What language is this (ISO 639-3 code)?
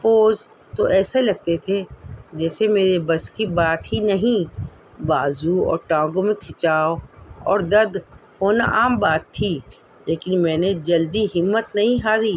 urd